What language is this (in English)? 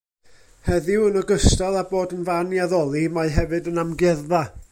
Welsh